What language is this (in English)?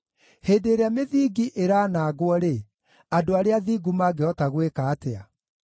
Kikuyu